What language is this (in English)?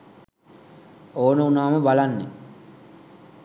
Sinhala